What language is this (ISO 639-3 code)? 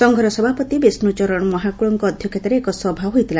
ori